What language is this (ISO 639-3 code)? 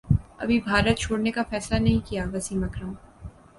urd